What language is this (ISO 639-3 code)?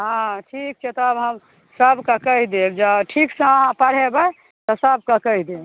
mai